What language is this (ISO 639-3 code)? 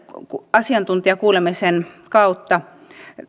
fin